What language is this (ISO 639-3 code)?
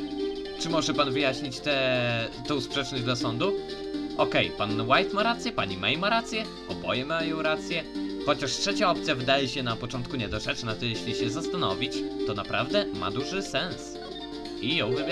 pol